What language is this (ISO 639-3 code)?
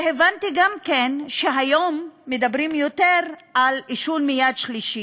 heb